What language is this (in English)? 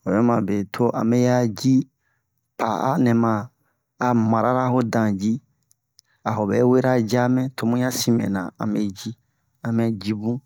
Bomu